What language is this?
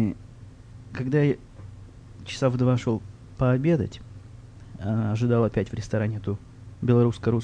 Russian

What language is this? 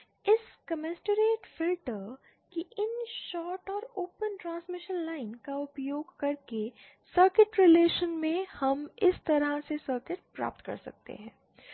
Hindi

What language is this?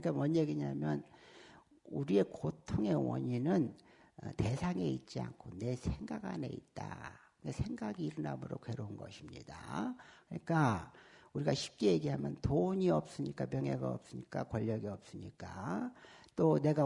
Korean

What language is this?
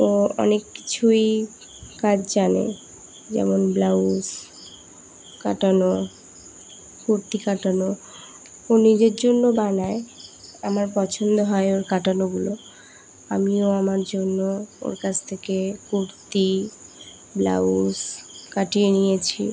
Bangla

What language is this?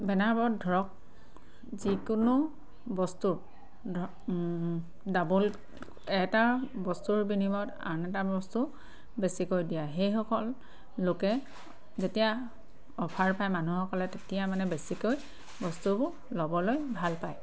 Assamese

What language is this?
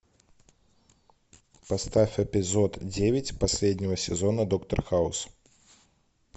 Russian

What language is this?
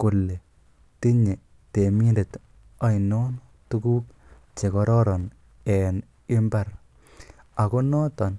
Kalenjin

